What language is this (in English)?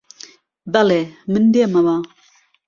Central Kurdish